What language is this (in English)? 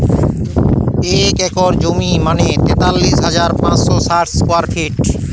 Bangla